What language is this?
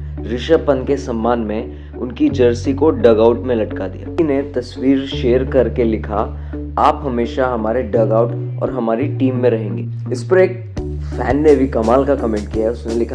Hindi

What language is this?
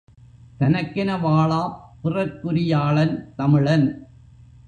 Tamil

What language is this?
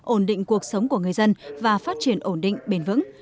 Vietnamese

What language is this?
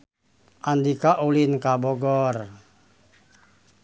Sundanese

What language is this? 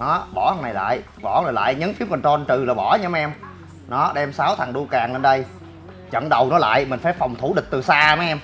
Vietnamese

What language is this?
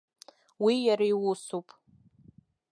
Abkhazian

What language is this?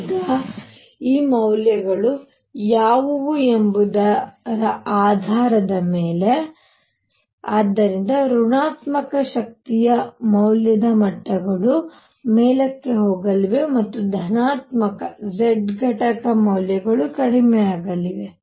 Kannada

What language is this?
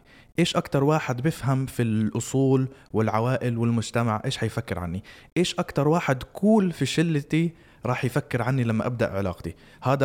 Arabic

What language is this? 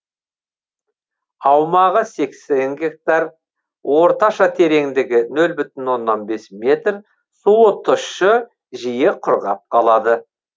Kazakh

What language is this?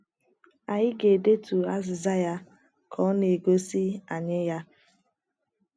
Igbo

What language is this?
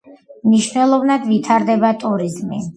Georgian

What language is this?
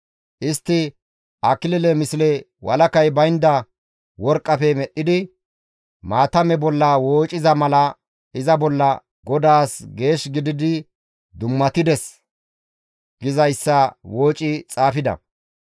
Gamo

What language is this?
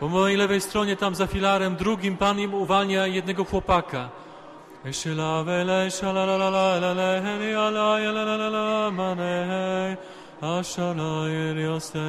Polish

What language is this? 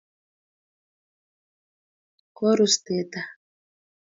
Kalenjin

